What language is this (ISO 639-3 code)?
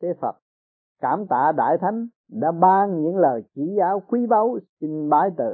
vie